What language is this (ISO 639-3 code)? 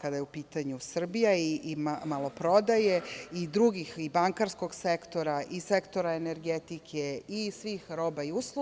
srp